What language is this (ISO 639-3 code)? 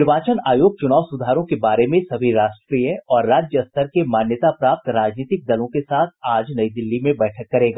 hin